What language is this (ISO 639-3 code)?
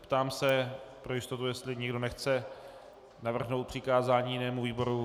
ces